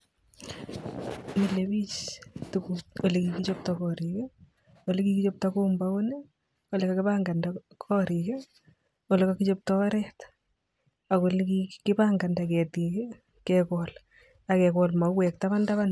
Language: Kalenjin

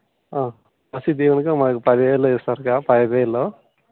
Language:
Telugu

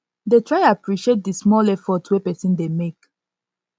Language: Nigerian Pidgin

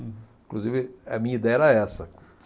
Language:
Portuguese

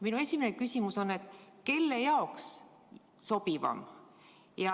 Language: Estonian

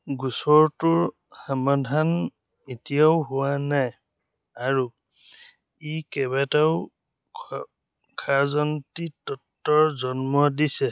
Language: Assamese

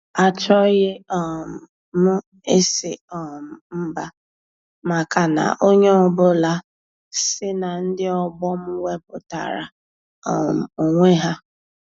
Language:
Igbo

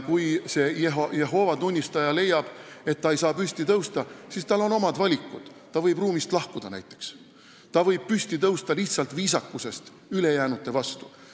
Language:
Estonian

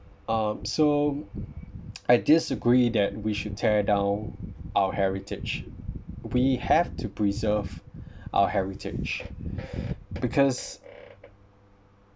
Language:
English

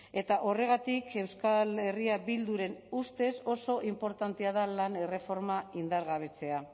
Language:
Basque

